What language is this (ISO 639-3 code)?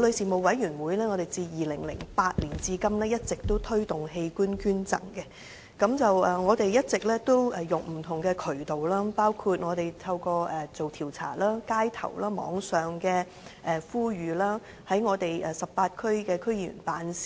yue